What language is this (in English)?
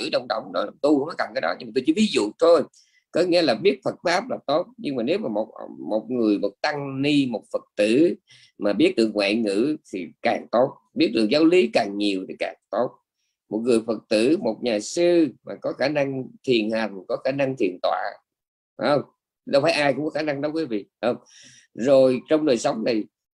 Vietnamese